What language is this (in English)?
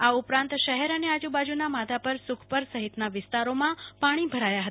Gujarati